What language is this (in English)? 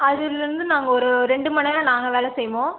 Tamil